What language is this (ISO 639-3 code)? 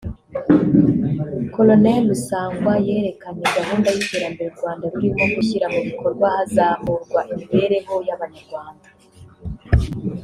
kin